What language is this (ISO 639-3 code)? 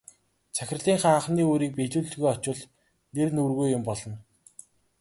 mon